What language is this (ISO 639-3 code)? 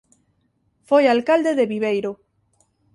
glg